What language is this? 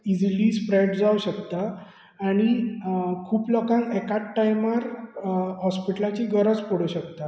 Konkani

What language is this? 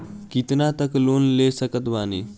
Bhojpuri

